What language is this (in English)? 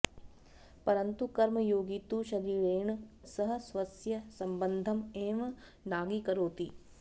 Sanskrit